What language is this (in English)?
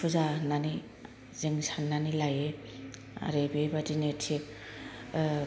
Bodo